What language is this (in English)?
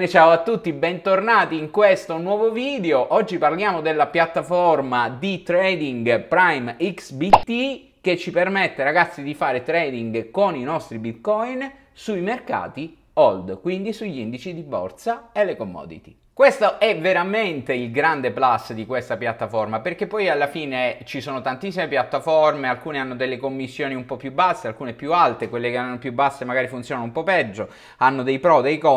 Italian